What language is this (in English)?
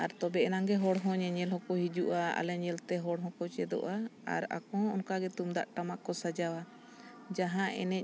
Santali